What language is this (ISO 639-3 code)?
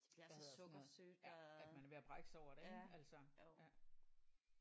dan